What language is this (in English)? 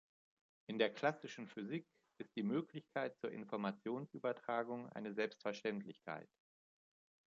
German